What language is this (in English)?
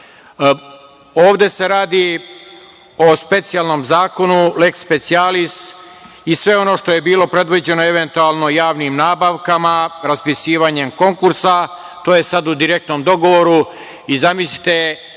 Serbian